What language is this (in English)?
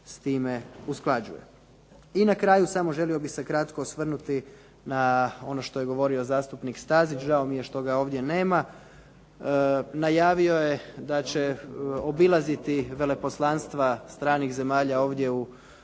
Croatian